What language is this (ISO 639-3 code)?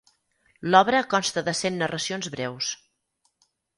cat